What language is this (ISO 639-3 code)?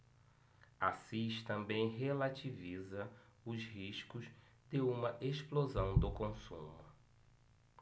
por